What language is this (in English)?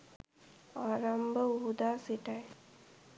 Sinhala